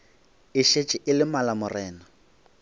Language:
Northern Sotho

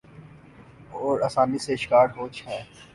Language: Urdu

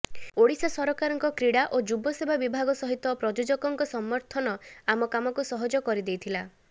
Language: Odia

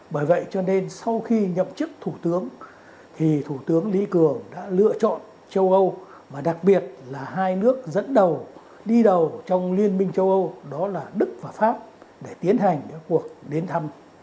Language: Vietnamese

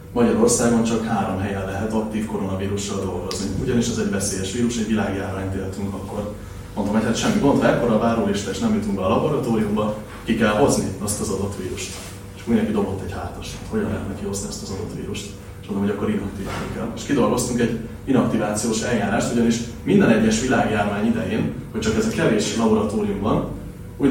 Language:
Hungarian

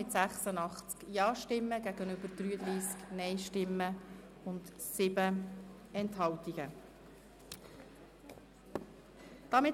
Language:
Swiss German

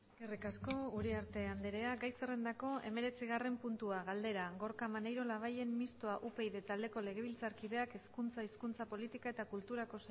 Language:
Basque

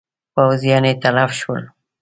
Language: Pashto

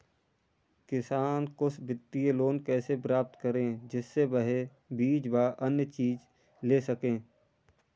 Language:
Hindi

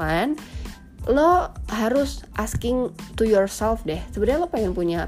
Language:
Indonesian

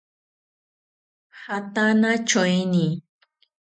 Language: South Ucayali Ashéninka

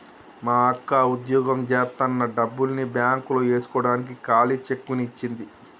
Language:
Telugu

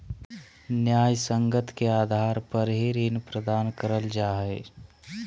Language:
Magahi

